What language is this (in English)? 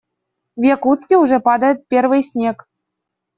Russian